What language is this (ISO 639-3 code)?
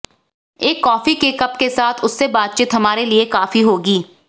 hin